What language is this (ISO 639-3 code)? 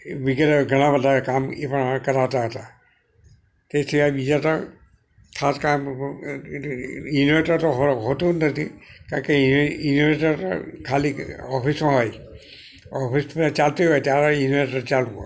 guj